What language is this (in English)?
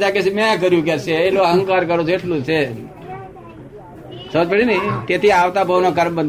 Gujarati